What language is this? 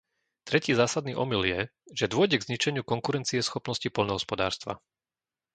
Slovak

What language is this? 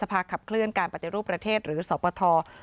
Thai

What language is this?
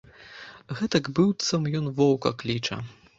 Belarusian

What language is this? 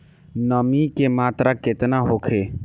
Bhojpuri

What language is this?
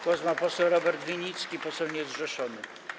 Polish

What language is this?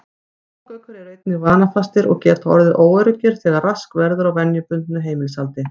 Icelandic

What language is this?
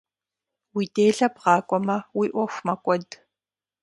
Kabardian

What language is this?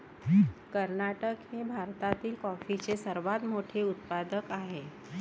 Marathi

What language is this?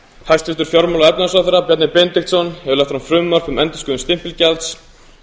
Icelandic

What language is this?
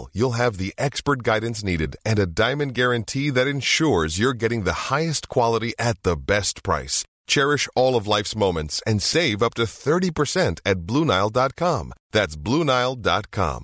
Swedish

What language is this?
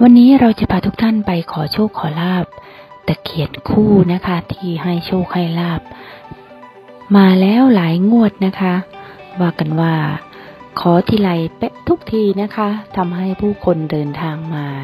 Thai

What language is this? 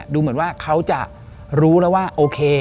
Thai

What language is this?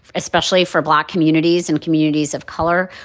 English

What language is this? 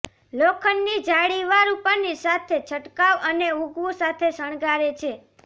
Gujarati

